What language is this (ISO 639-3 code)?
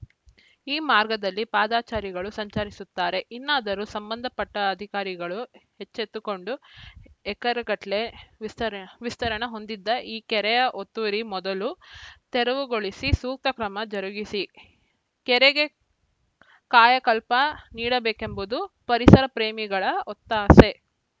kan